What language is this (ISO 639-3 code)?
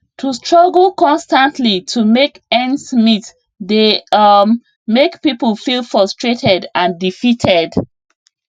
pcm